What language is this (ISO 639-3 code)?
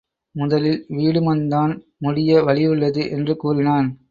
tam